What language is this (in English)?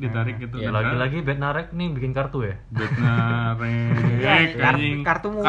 Indonesian